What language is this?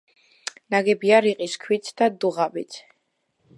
Georgian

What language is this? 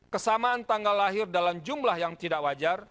Indonesian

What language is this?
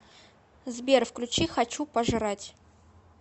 Russian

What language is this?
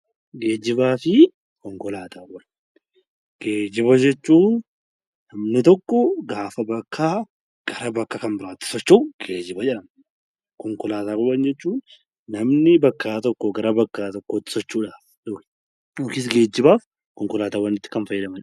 Oromo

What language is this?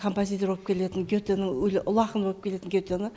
Kazakh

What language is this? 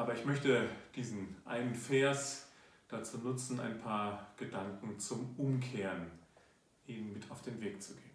German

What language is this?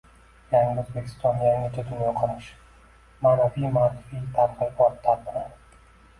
Uzbek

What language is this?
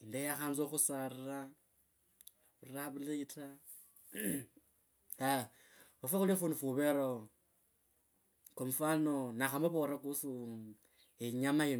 Kabras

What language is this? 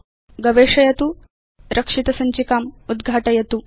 Sanskrit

